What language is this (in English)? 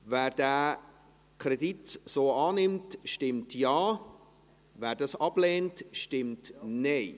Swiss German